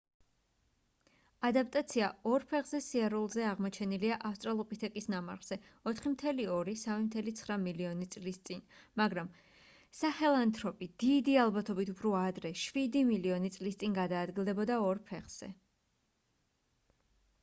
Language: Georgian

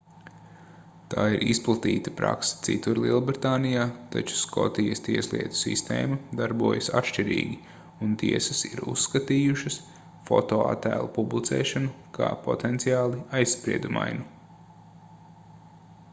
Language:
Latvian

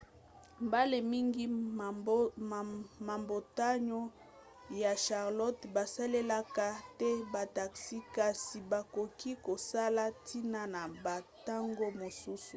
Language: Lingala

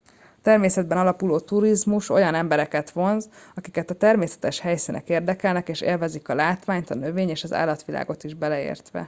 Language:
Hungarian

